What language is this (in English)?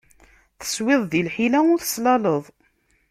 Kabyle